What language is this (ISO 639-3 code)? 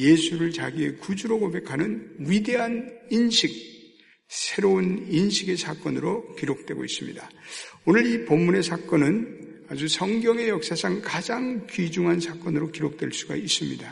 kor